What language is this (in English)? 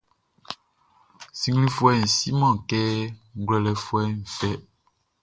Baoulé